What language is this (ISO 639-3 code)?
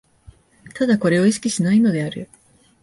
jpn